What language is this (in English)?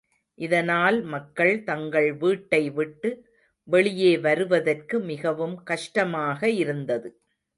Tamil